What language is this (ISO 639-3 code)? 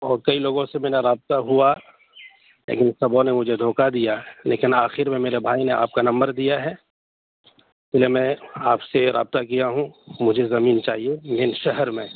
urd